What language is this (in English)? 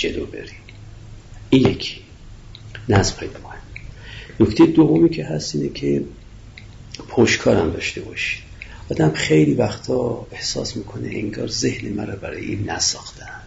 Persian